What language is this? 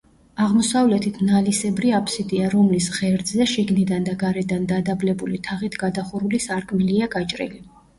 Georgian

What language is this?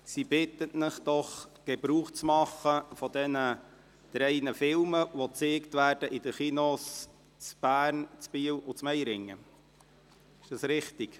Swiss German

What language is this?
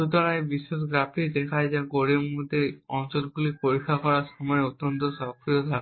Bangla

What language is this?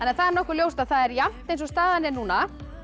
Icelandic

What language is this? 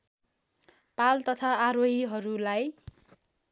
Nepali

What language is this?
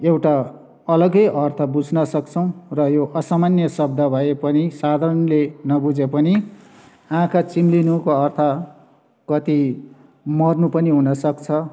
Nepali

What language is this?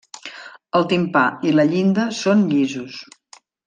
Catalan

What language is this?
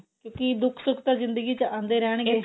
Punjabi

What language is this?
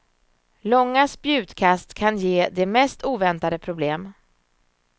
Swedish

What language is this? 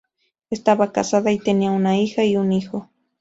Spanish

